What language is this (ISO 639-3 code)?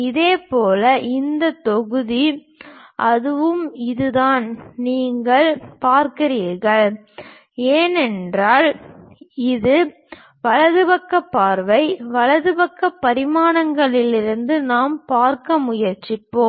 tam